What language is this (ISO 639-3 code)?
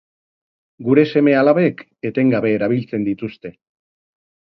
eus